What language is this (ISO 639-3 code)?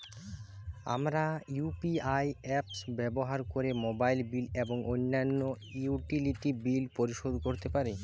ben